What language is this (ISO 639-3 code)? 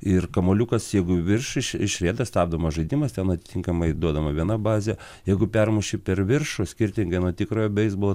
lit